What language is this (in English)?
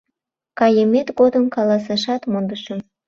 Mari